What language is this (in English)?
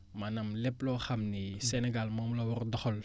Wolof